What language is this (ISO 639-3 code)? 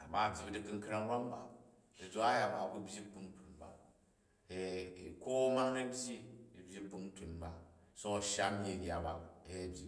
kaj